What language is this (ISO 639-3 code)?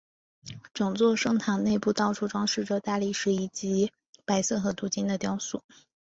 zho